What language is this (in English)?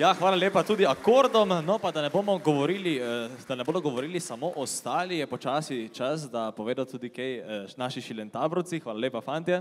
Romanian